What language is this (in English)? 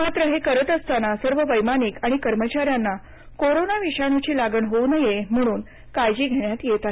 Marathi